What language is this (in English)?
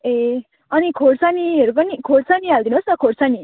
Nepali